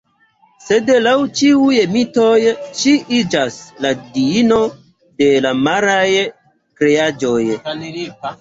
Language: Esperanto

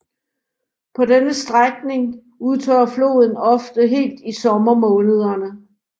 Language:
Danish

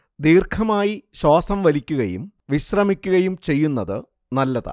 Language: Malayalam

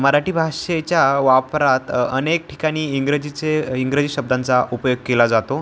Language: Marathi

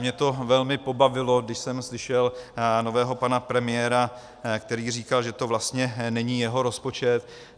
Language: Czech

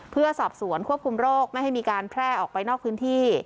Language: Thai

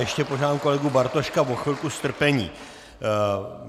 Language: Czech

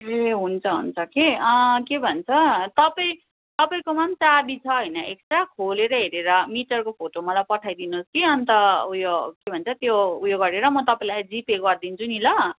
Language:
Nepali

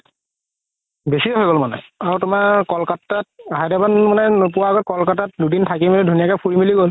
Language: Assamese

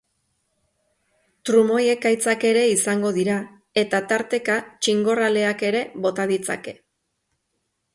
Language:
Basque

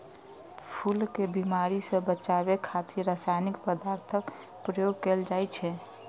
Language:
Maithili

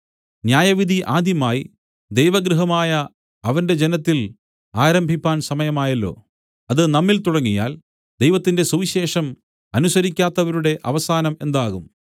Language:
Malayalam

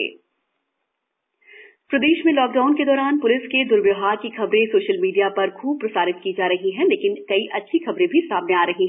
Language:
Hindi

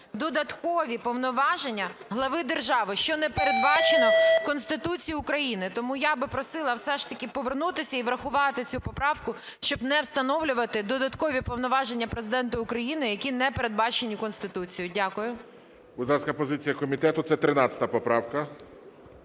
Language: Ukrainian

